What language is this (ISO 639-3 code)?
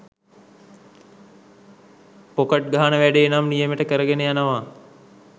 sin